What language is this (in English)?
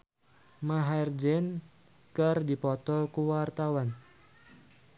Sundanese